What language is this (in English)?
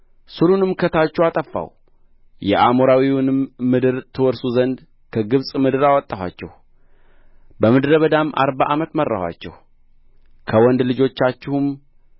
Amharic